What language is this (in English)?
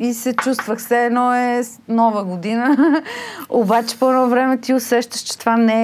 Bulgarian